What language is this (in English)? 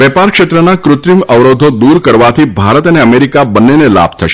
Gujarati